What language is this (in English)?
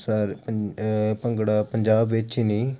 Punjabi